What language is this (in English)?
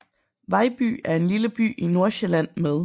Danish